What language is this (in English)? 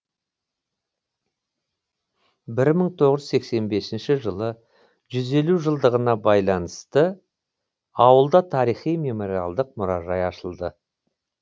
Kazakh